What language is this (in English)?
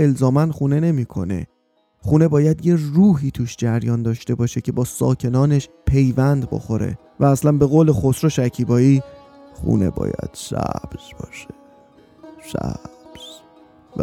Persian